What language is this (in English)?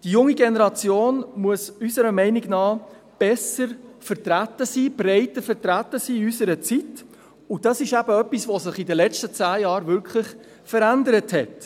Swiss German